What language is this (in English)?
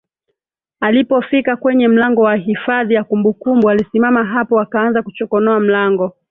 Swahili